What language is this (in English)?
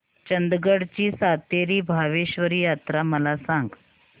Marathi